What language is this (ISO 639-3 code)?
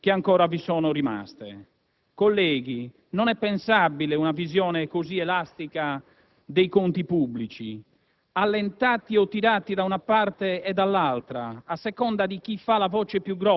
ita